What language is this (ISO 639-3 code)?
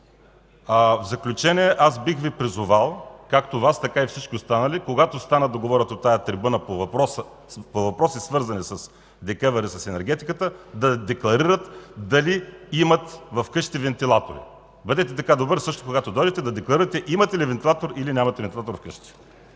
bul